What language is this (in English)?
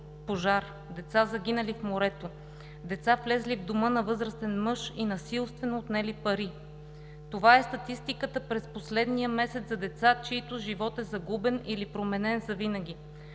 Bulgarian